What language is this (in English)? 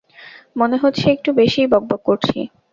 Bangla